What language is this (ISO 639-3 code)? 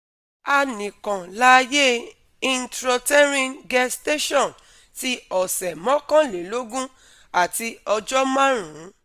yor